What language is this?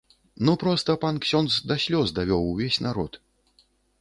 Belarusian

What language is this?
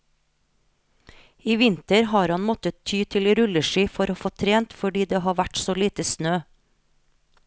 Norwegian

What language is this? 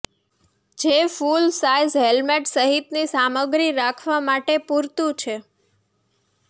Gujarati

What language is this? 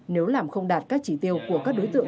Vietnamese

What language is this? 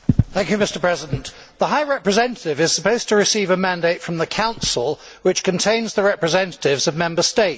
English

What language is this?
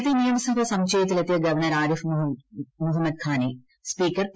Malayalam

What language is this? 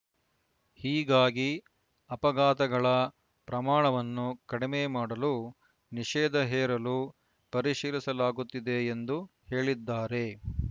Kannada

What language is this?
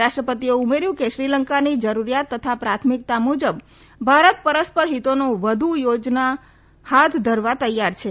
Gujarati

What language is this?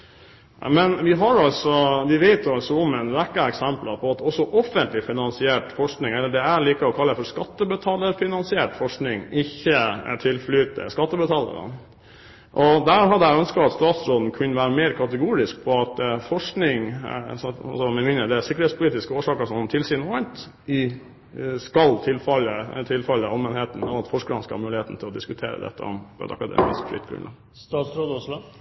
Norwegian Bokmål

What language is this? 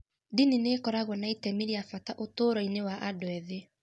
Kikuyu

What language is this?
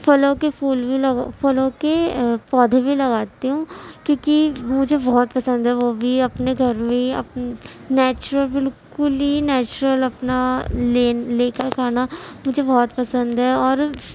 Urdu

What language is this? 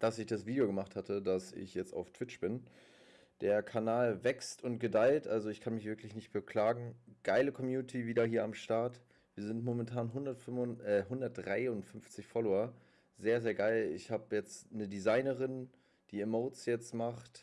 German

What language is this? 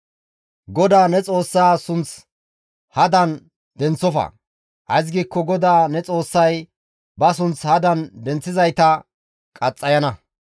Gamo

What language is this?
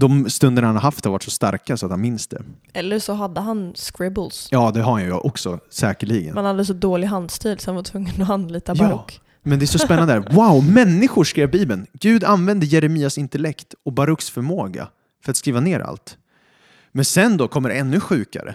Swedish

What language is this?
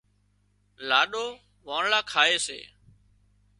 Wadiyara Koli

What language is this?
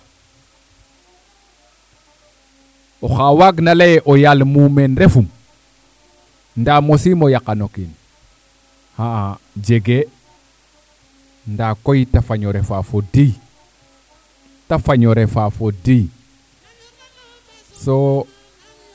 Serer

